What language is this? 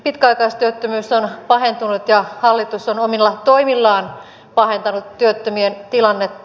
Finnish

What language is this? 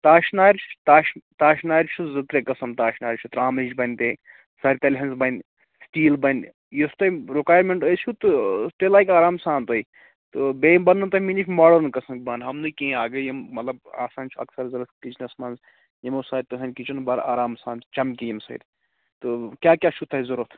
Kashmiri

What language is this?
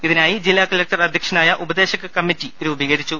Malayalam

